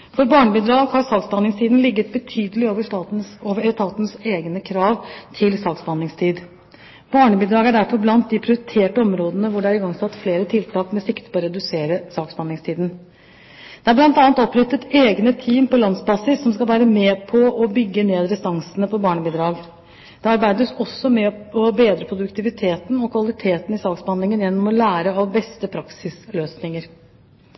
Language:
Norwegian Bokmål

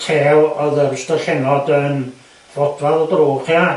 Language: Welsh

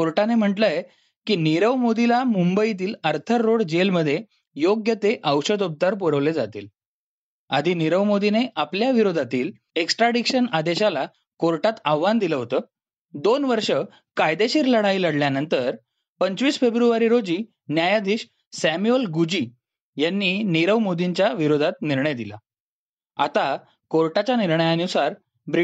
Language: Marathi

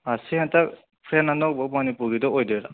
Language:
Manipuri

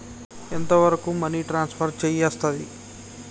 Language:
Telugu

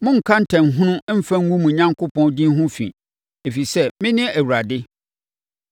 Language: Akan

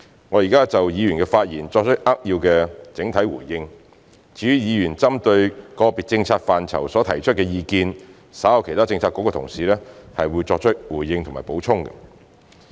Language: Cantonese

